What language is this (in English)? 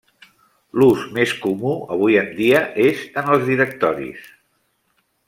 Catalan